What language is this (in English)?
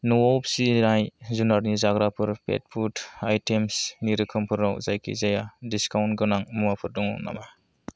Bodo